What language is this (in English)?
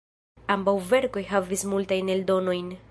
Esperanto